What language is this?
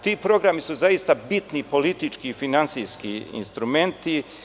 Serbian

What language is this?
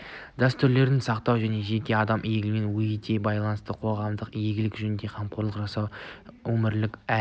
Kazakh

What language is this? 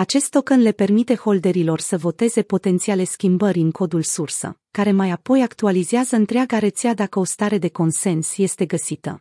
Romanian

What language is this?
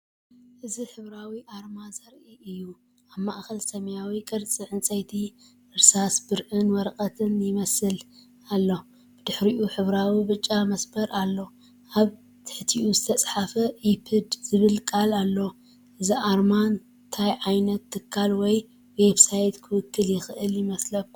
Tigrinya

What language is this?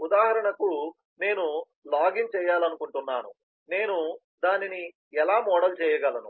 Telugu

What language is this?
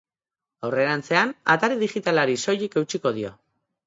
Basque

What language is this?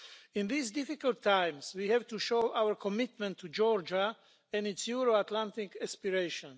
English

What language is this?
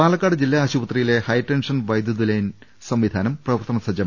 Malayalam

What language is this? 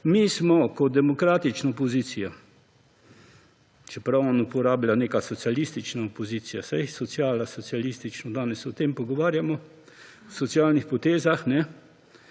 Slovenian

